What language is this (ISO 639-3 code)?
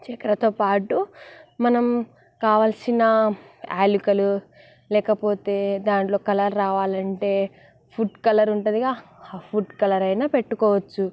tel